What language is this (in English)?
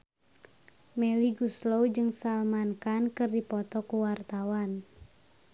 Sundanese